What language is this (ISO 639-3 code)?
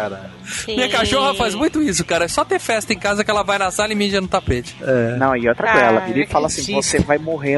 por